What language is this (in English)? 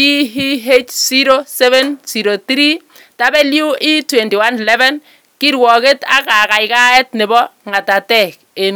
Kalenjin